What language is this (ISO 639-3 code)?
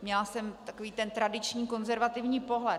ces